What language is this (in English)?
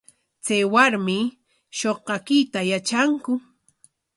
Corongo Ancash Quechua